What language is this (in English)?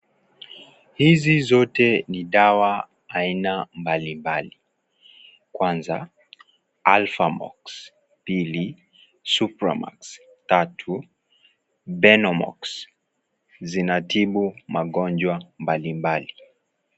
Swahili